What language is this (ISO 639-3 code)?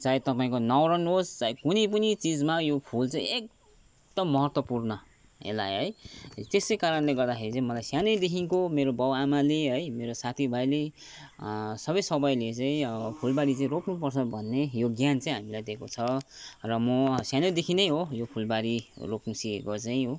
nep